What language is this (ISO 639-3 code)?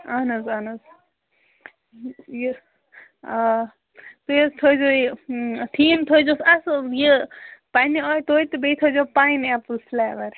kas